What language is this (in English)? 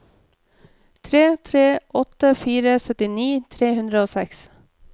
Norwegian